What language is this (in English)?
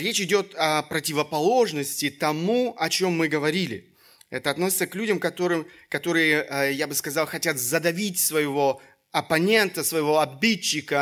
Russian